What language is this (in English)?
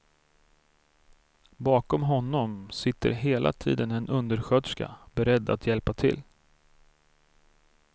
Swedish